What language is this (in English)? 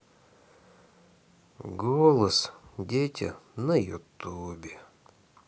Russian